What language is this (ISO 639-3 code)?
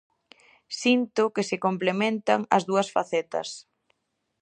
glg